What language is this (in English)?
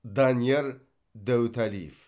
Kazakh